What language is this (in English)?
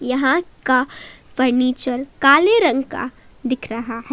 Hindi